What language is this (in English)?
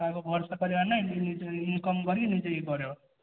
Odia